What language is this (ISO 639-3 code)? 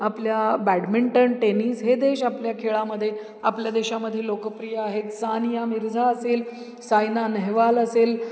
mar